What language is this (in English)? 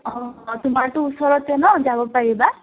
Assamese